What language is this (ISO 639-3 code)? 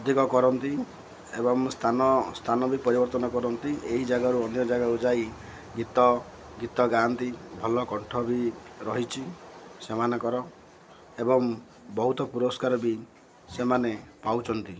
ori